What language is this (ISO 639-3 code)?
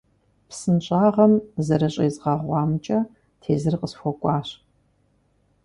kbd